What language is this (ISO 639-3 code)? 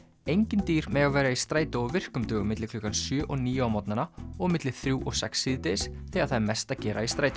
isl